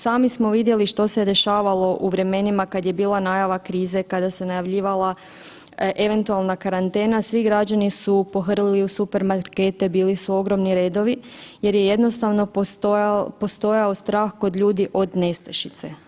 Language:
Croatian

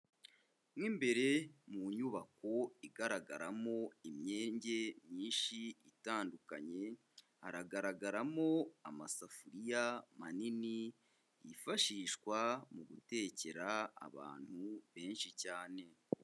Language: Kinyarwanda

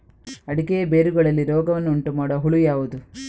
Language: Kannada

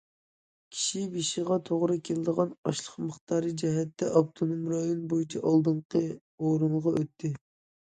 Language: Uyghur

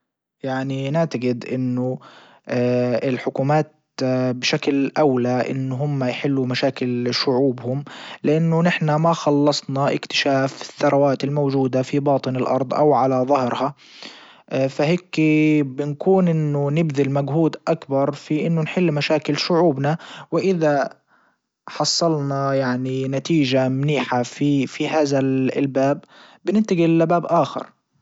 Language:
Libyan Arabic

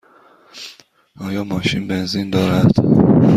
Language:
Persian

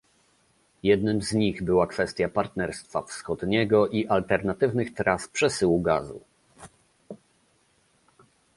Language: Polish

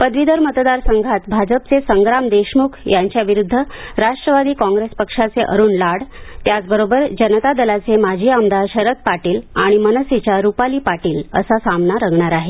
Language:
Marathi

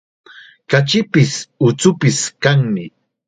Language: Chiquián Ancash Quechua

